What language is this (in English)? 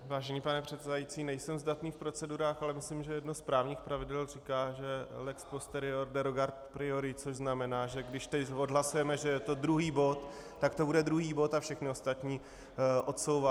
Czech